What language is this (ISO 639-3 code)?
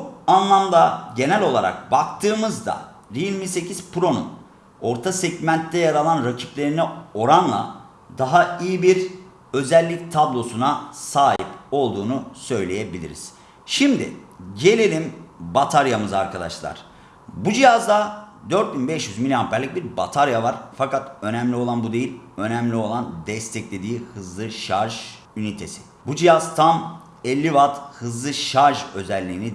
tur